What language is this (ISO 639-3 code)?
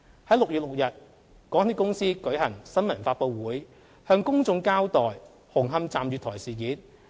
yue